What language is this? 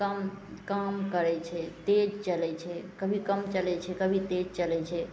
Maithili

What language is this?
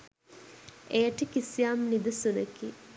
Sinhala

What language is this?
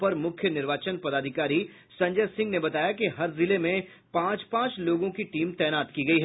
Hindi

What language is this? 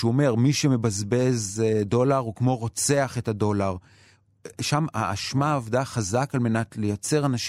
Hebrew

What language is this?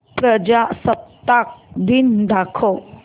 Marathi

